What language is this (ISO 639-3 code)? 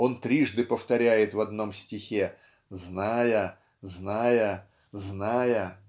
rus